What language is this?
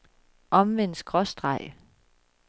Danish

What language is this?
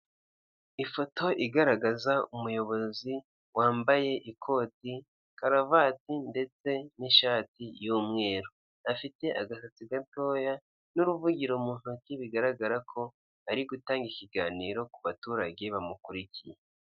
Kinyarwanda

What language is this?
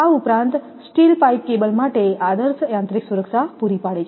Gujarati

